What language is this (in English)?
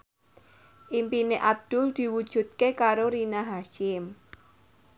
Javanese